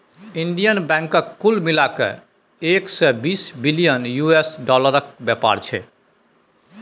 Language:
Maithili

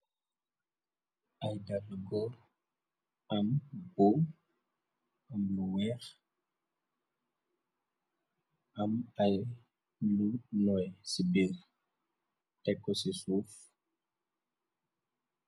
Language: Wolof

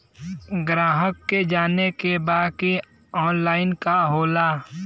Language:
Bhojpuri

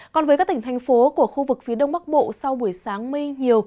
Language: Vietnamese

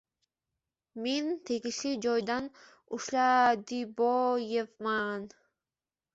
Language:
Uzbek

